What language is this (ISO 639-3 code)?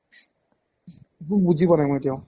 asm